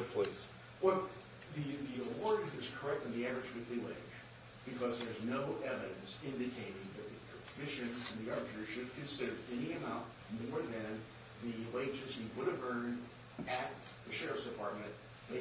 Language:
English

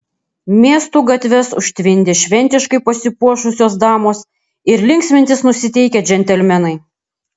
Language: Lithuanian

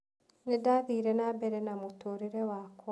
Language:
Kikuyu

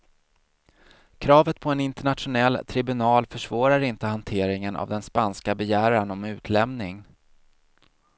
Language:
Swedish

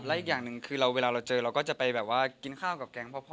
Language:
Thai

